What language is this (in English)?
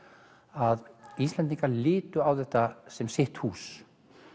Icelandic